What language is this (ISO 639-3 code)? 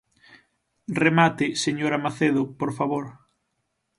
glg